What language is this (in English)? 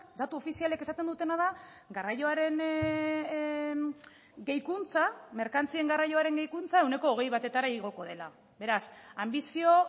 Basque